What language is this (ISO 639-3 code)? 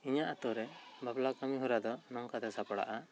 sat